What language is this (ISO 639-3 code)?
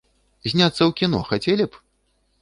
bel